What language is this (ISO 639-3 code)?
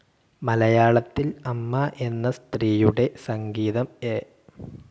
mal